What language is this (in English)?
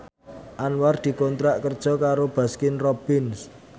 Javanese